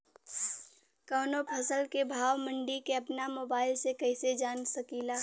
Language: Bhojpuri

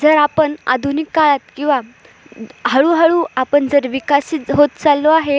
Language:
Marathi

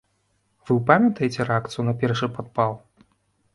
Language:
Belarusian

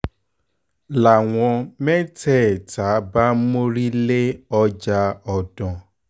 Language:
Yoruba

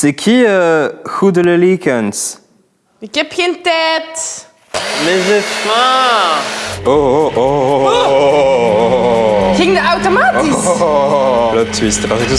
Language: Dutch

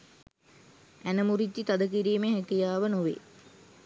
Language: Sinhala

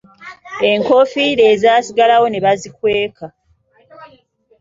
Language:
Ganda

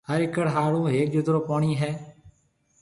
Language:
Marwari (Pakistan)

